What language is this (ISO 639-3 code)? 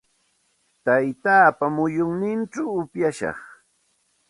qxt